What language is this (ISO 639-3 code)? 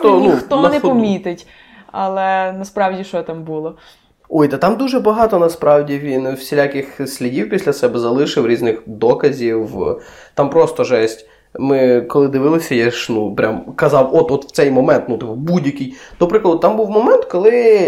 ukr